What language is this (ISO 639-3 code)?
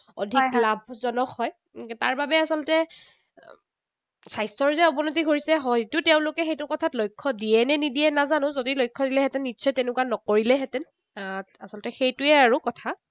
asm